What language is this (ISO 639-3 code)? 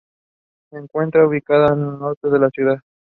eng